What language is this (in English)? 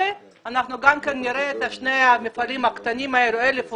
Hebrew